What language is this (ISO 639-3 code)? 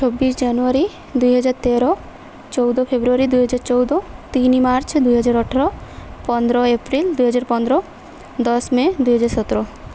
ori